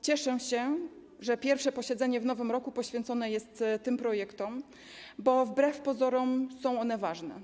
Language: Polish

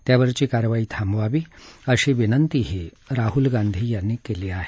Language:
Marathi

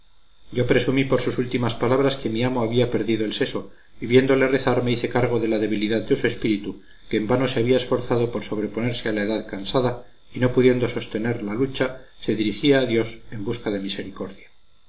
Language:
Spanish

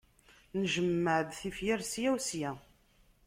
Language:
Kabyle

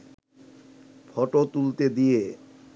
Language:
Bangla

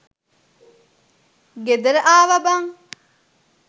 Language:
Sinhala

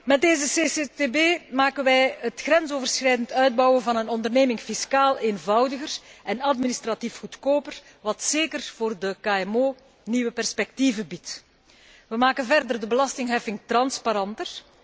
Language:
Dutch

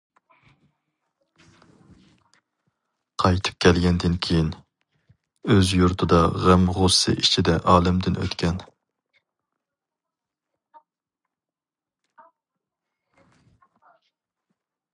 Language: Uyghur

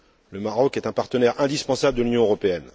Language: French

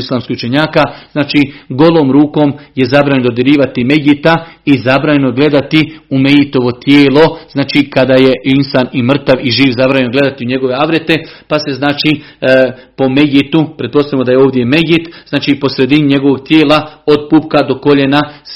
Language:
Croatian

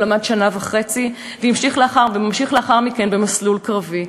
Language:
Hebrew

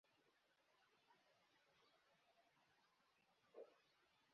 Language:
Bangla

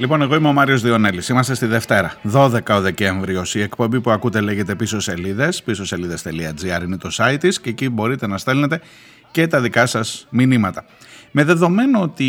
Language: Greek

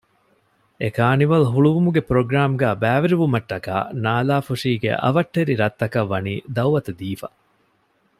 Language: Divehi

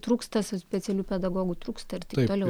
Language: Lithuanian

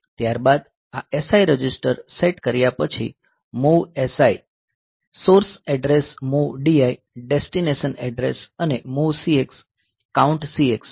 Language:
Gujarati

